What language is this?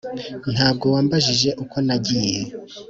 Kinyarwanda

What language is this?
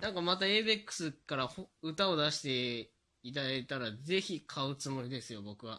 Japanese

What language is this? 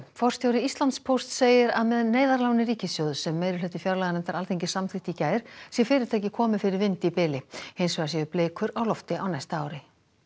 Icelandic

